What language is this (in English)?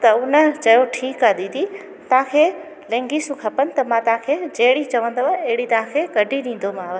Sindhi